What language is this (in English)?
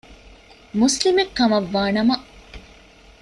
Divehi